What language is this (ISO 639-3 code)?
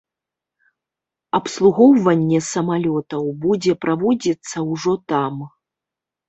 bel